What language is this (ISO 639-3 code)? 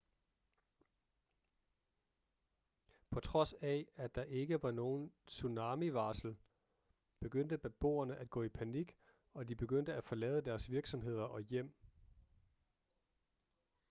dan